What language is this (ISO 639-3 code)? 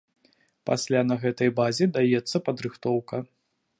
bel